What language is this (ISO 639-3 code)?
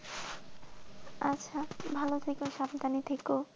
ben